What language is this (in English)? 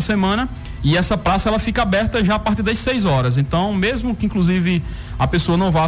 Portuguese